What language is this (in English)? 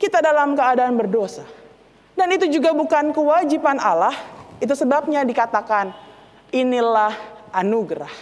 Indonesian